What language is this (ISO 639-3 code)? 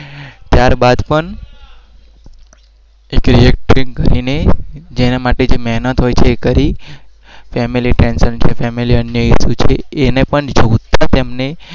guj